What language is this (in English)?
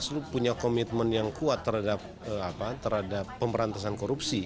Indonesian